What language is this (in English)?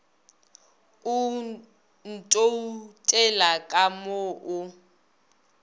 Northern Sotho